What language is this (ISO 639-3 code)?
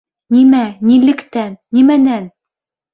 bak